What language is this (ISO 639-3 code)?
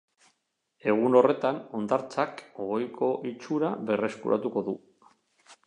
eus